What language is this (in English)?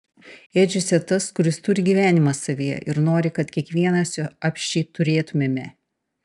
Lithuanian